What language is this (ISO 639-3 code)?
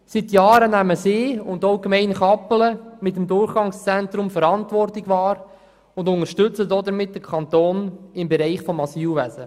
gsw